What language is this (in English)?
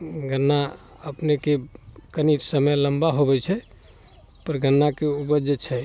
Maithili